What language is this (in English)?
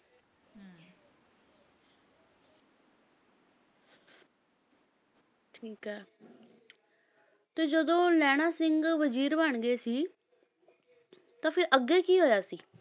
Punjabi